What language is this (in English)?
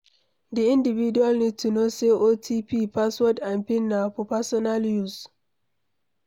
Nigerian Pidgin